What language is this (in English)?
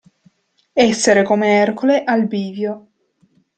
Italian